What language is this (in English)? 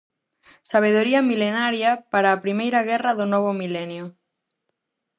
Galician